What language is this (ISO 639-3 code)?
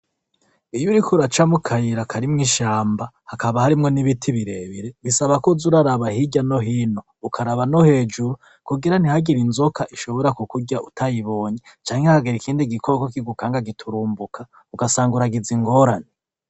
run